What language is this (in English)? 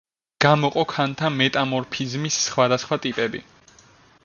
Georgian